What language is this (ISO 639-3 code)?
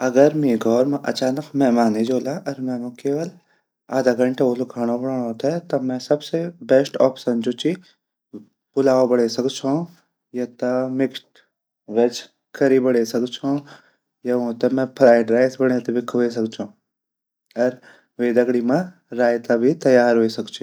gbm